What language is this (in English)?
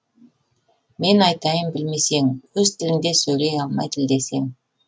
Kazakh